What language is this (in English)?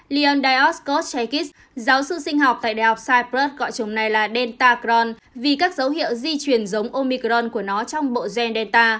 Vietnamese